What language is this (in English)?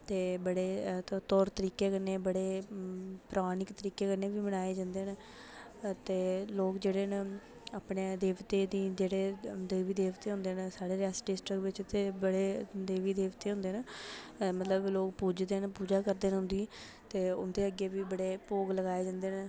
Dogri